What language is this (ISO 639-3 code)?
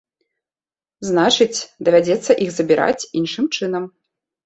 bel